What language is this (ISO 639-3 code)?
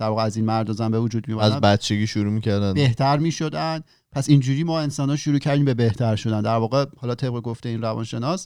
fas